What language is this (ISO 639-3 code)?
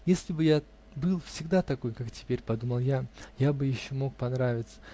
rus